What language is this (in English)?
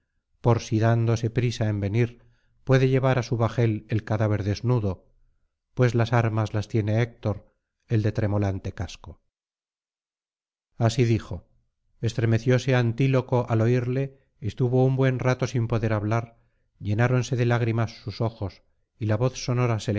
Spanish